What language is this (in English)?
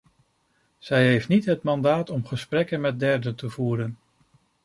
Dutch